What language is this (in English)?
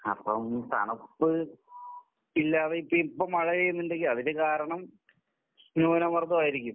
Malayalam